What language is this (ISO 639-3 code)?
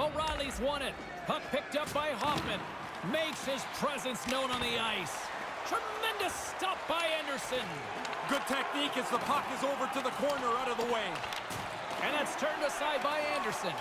eng